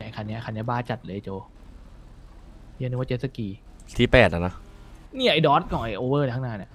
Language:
Thai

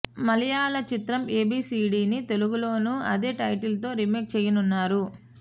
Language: Telugu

